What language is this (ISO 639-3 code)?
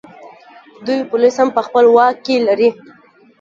pus